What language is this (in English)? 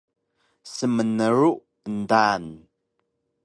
Taroko